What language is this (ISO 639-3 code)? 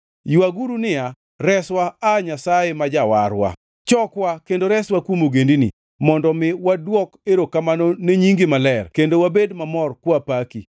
luo